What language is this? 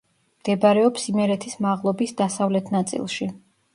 Georgian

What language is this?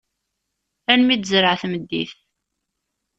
Kabyle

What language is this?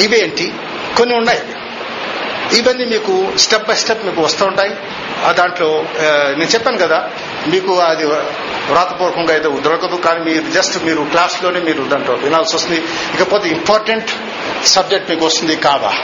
Telugu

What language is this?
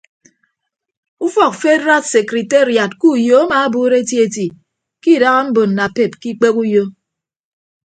Ibibio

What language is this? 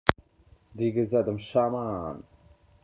Russian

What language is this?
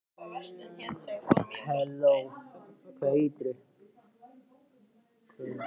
Icelandic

